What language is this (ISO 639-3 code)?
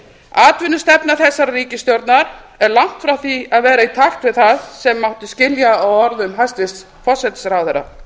isl